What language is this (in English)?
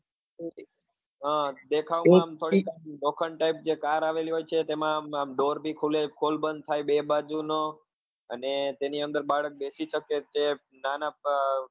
Gujarati